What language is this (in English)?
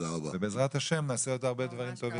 Hebrew